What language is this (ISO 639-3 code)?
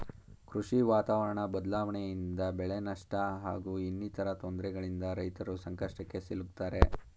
kan